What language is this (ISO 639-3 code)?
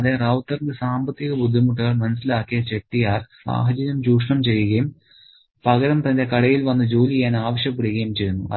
mal